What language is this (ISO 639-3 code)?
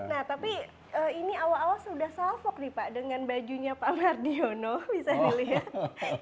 ind